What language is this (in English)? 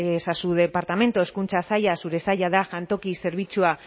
Basque